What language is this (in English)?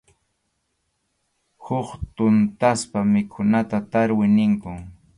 Arequipa-La Unión Quechua